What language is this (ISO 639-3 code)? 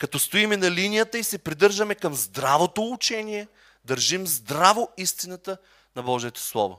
bul